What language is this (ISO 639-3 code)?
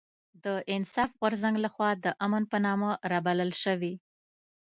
pus